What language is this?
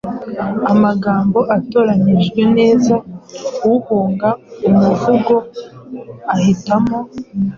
Kinyarwanda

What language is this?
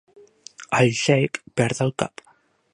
Catalan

